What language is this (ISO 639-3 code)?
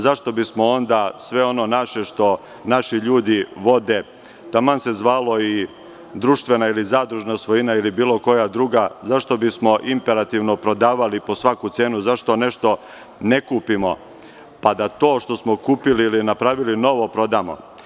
srp